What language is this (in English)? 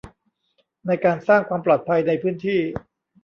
Thai